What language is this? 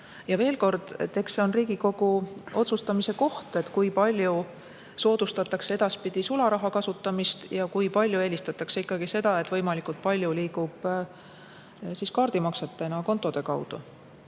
Estonian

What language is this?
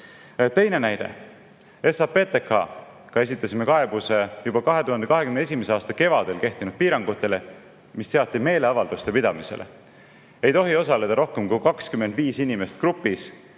Estonian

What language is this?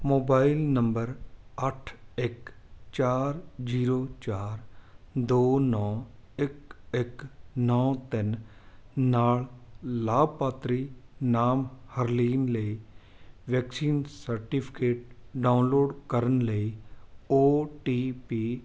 Punjabi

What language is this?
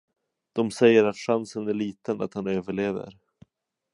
Swedish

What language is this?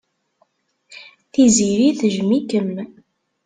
Kabyle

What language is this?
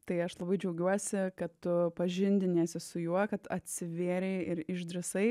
Lithuanian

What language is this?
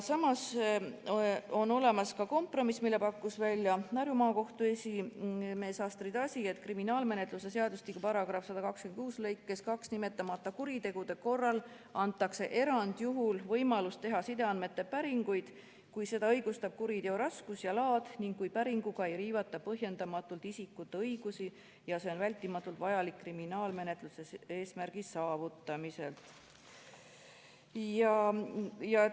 Estonian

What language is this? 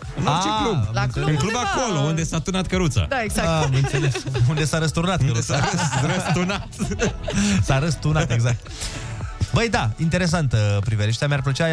Romanian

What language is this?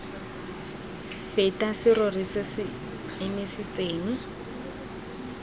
Tswana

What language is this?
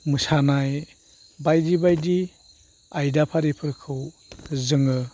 Bodo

